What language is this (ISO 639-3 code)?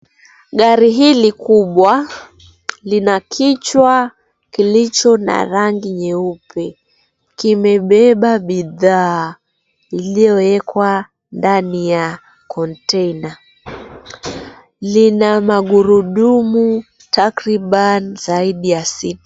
swa